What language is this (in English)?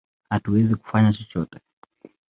Swahili